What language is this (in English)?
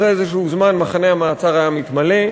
Hebrew